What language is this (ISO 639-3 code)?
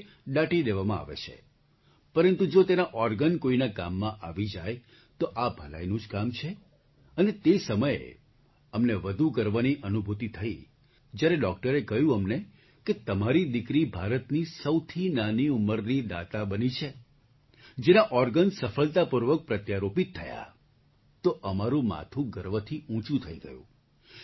guj